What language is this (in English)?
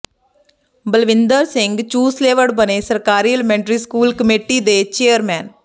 Punjabi